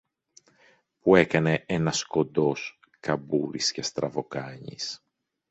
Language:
Greek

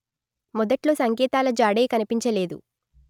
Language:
Telugu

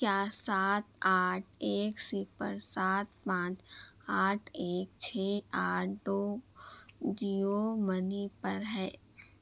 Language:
Urdu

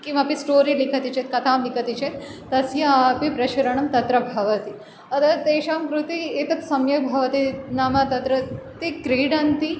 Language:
Sanskrit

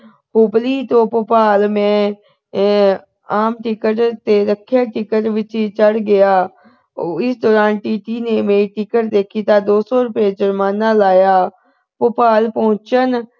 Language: Punjabi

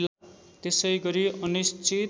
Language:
Nepali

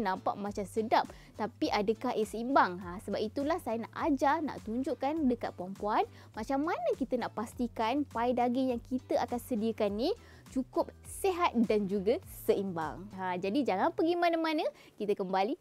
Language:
Malay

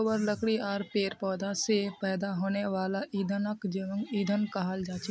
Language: Magahi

